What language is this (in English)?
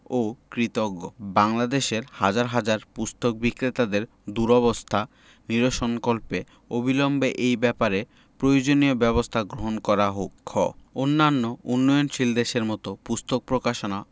Bangla